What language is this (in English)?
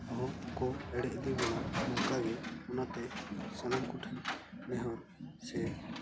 Santali